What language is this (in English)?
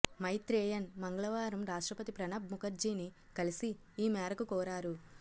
Telugu